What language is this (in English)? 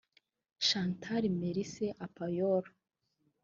Kinyarwanda